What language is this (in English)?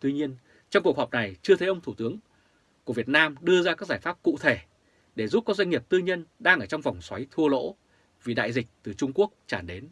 Vietnamese